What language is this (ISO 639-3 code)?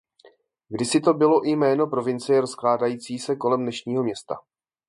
ces